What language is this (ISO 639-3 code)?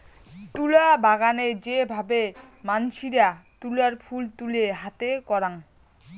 ben